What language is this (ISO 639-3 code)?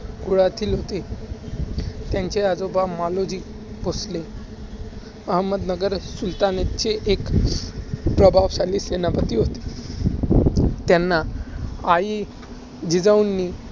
mar